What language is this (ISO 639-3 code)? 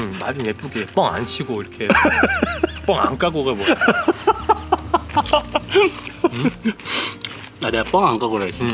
kor